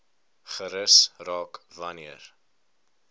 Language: Afrikaans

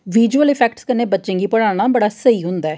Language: Dogri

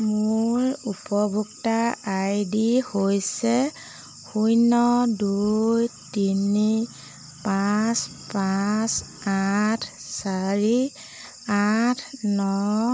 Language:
Assamese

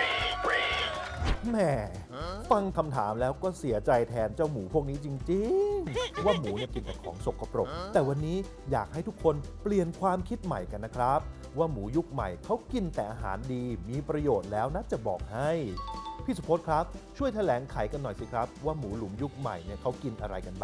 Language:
Thai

